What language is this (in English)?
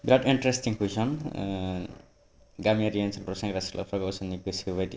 Bodo